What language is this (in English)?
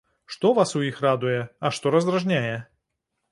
Belarusian